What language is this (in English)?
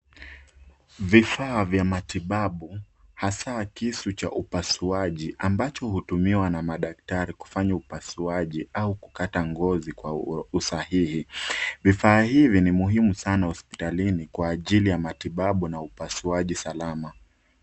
Swahili